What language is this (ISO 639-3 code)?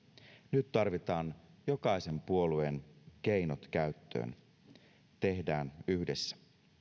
fin